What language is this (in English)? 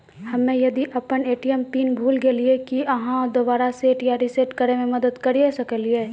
Maithili